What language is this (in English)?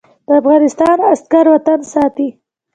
Pashto